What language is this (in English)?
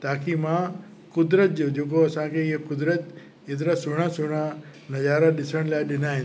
Sindhi